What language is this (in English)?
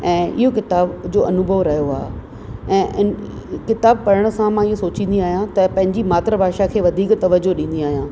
Sindhi